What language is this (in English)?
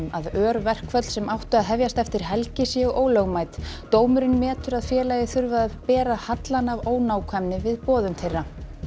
Icelandic